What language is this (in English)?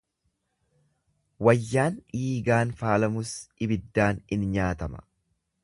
Oromo